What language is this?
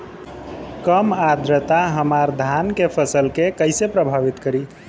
Bhojpuri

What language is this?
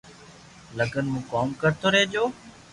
Loarki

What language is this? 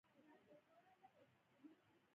Pashto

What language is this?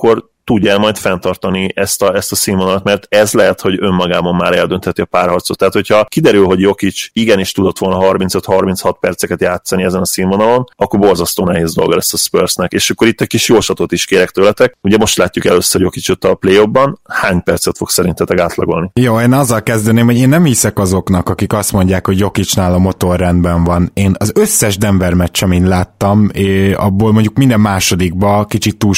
Hungarian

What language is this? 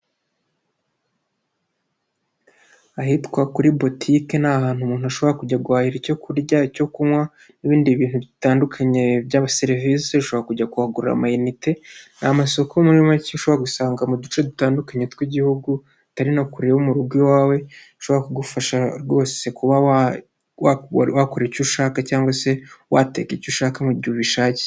Kinyarwanda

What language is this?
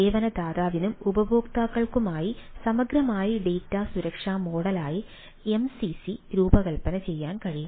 Malayalam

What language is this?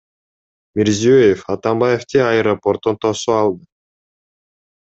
Kyrgyz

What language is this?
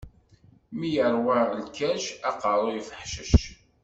Kabyle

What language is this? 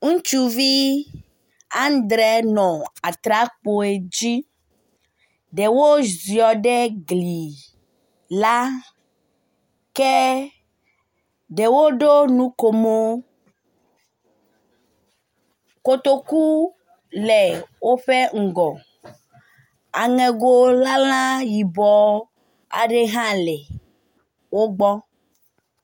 Ewe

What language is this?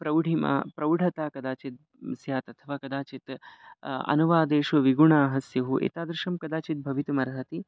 Sanskrit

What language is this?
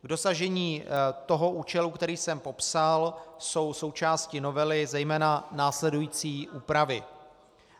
Czech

